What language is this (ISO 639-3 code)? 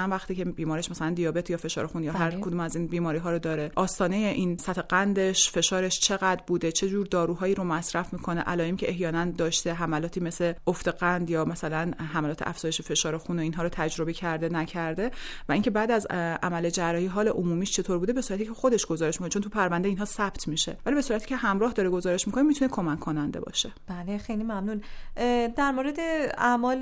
fas